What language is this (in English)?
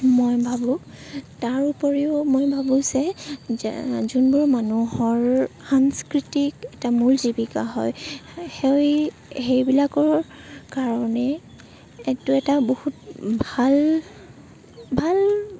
Assamese